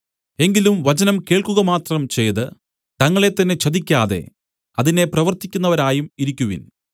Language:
Malayalam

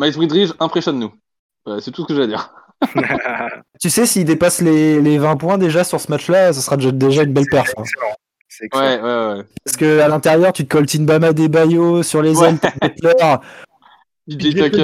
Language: French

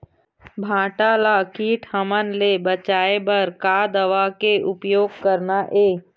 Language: Chhattisgarhi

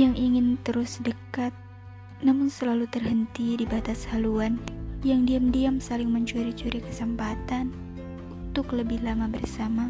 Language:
Indonesian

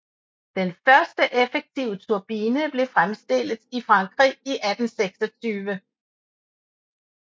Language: Danish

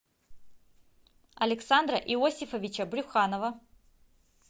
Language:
Russian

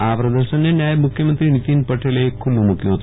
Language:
Gujarati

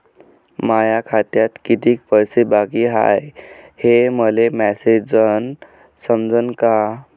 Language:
Marathi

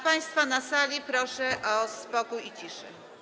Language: Polish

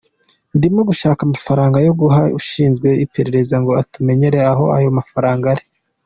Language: Kinyarwanda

